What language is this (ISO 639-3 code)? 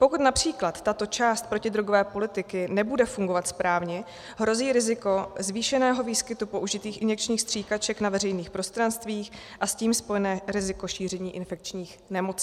ces